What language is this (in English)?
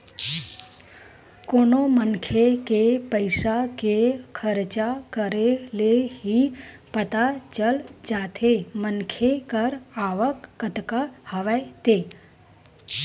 Chhattisgarhi